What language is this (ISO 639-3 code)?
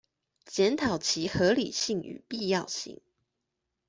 zho